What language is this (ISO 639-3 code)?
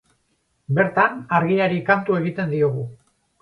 eus